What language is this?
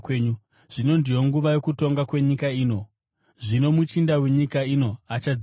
Shona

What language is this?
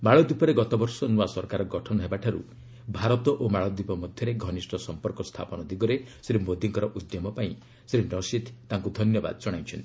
Odia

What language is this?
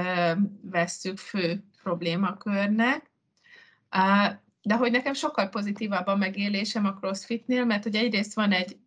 Hungarian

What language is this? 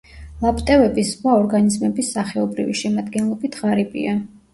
Georgian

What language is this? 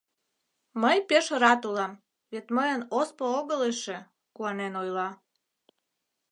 Mari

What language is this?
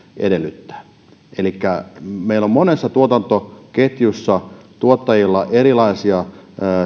Finnish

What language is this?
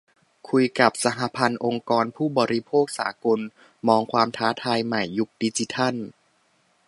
Thai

